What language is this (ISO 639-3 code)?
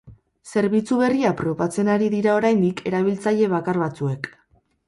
eus